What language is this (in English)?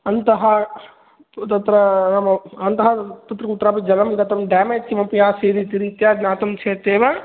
Sanskrit